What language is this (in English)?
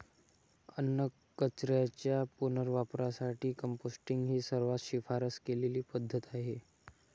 Marathi